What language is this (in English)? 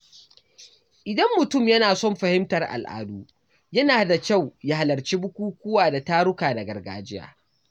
Hausa